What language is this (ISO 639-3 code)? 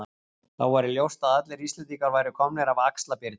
isl